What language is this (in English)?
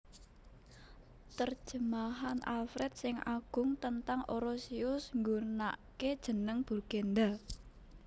Javanese